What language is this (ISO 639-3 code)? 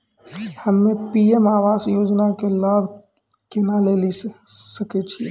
mai